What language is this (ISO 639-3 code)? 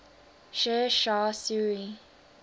eng